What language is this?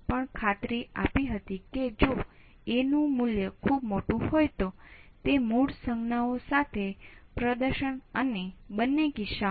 Gujarati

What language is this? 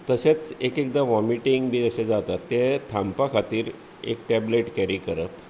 Konkani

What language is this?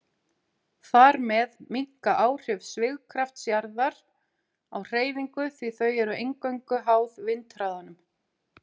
Icelandic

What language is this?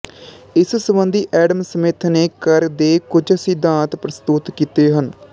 Punjabi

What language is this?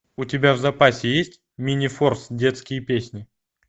Russian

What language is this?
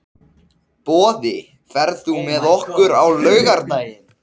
Icelandic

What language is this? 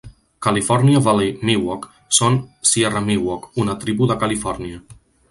Catalan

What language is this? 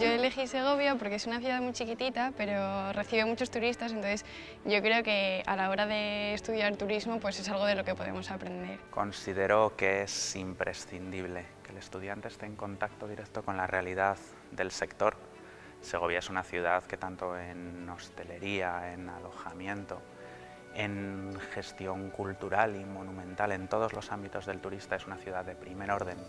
Spanish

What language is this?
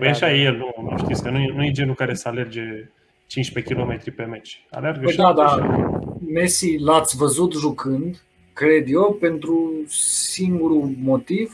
Romanian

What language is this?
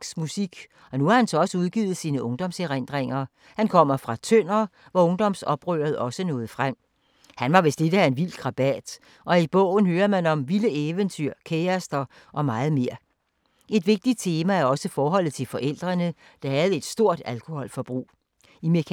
Danish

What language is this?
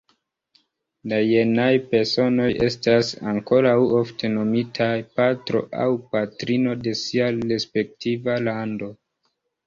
Esperanto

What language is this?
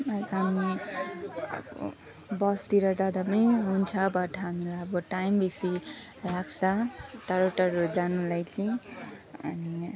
Nepali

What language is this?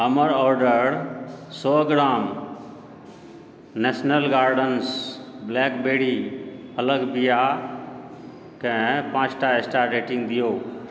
Maithili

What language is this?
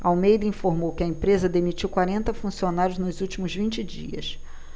Portuguese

